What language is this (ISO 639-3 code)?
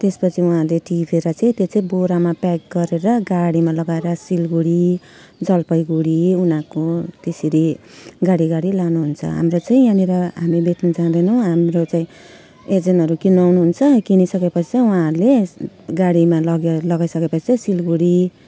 nep